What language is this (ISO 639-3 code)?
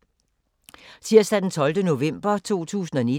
dan